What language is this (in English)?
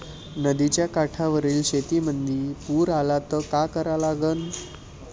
Marathi